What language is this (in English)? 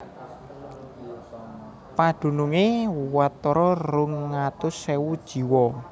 Javanese